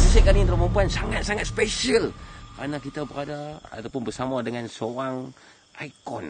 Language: Malay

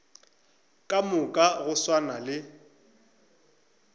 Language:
Northern Sotho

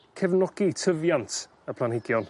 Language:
Welsh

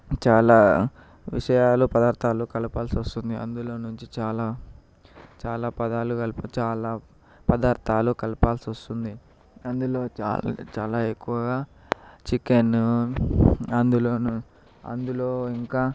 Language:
Telugu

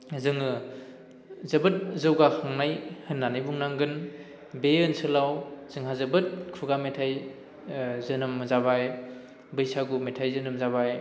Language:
Bodo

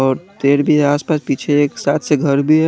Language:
Hindi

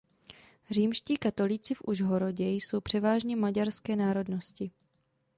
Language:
Czech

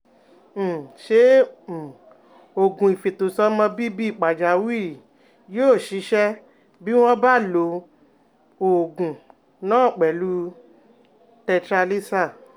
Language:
Yoruba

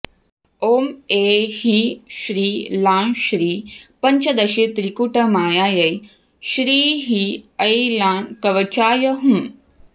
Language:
Sanskrit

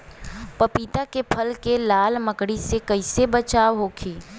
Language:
Bhojpuri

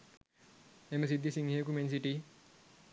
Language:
Sinhala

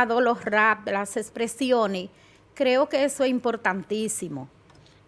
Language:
Spanish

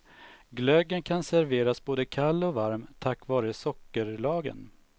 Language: Swedish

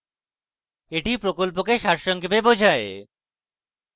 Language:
Bangla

